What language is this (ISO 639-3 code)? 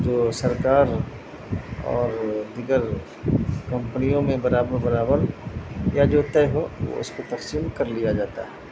urd